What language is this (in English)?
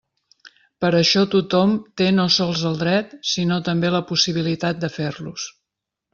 Catalan